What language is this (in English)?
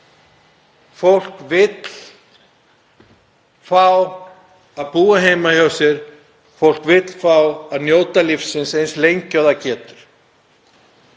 Icelandic